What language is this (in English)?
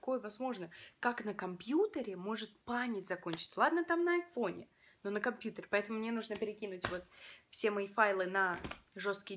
Russian